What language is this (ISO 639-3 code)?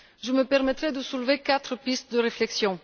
fra